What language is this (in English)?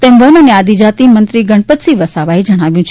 Gujarati